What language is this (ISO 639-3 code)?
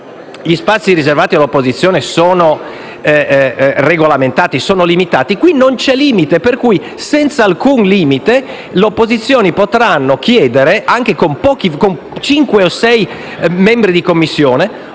ita